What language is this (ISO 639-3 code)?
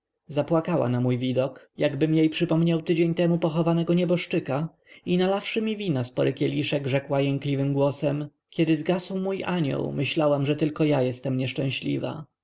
pol